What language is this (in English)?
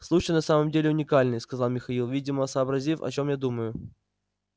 Russian